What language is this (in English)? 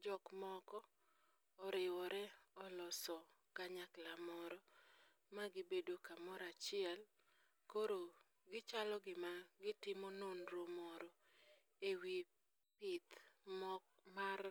Luo (Kenya and Tanzania)